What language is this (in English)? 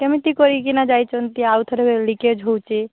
Odia